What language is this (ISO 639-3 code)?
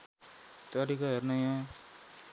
nep